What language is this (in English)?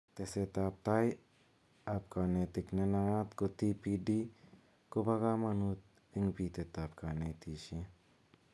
Kalenjin